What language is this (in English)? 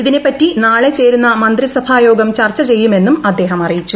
Malayalam